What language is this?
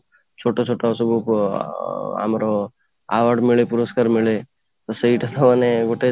Odia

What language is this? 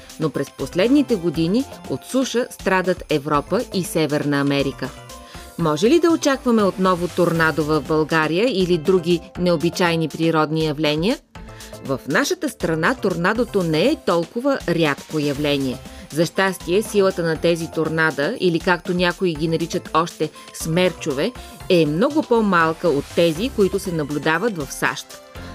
Bulgarian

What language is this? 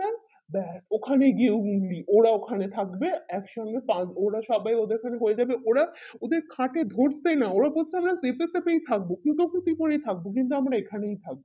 Bangla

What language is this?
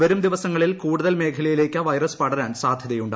Malayalam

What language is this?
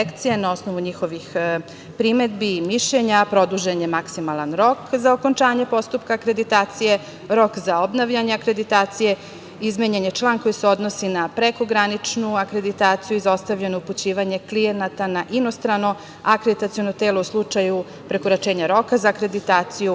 Serbian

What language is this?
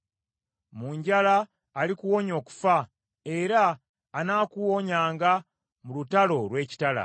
Ganda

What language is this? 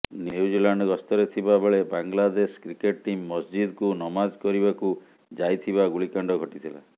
Odia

